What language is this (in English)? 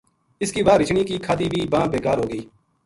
Gujari